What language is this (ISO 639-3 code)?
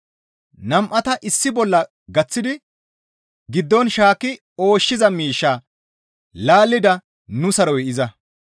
gmv